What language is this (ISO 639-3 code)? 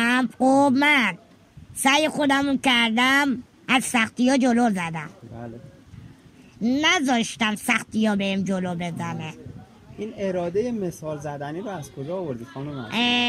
fas